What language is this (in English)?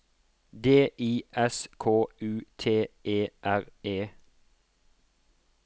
Norwegian